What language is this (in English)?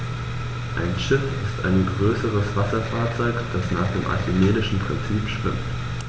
German